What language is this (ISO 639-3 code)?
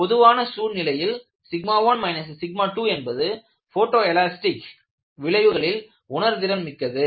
tam